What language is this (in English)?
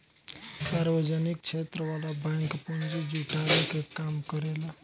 Bhojpuri